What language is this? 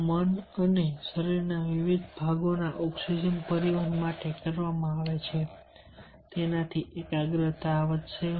Gujarati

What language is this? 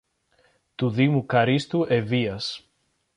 Greek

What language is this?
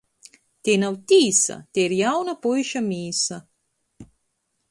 Latgalian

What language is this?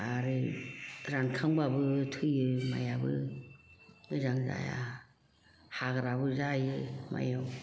Bodo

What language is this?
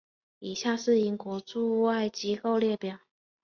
Chinese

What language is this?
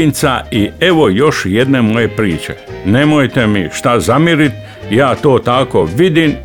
Croatian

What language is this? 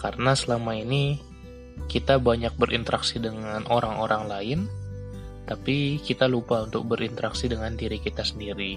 Indonesian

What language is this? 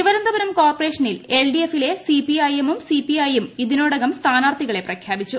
Malayalam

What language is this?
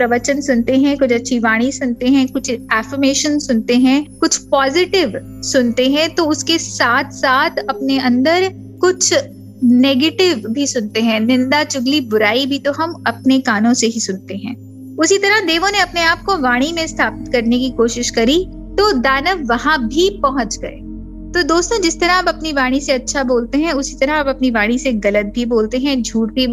Hindi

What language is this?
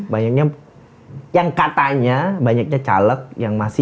Indonesian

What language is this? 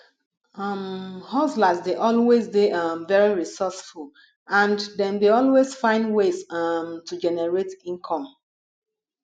Nigerian Pidgin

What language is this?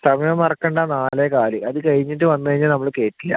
Malayalam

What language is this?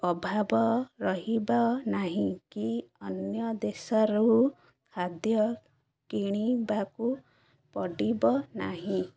Odia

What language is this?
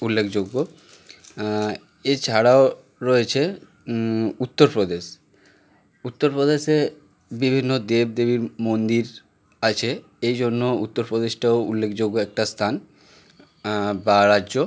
Bangla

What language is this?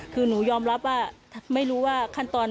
Thai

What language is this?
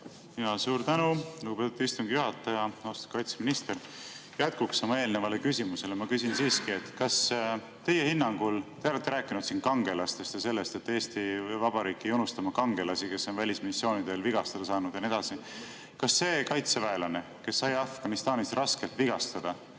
Estonian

